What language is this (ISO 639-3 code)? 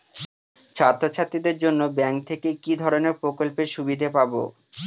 ben